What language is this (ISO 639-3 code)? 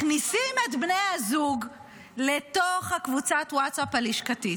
heb